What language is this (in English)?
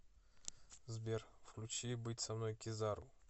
Russian